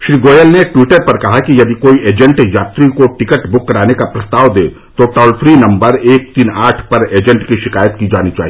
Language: Hindi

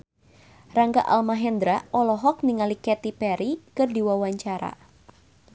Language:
Sundanese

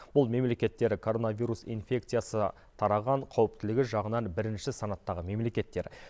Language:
Kazakh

